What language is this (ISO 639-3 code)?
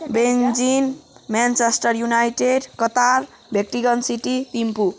nep